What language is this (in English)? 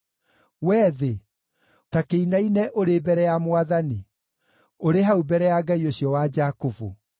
Kikuyu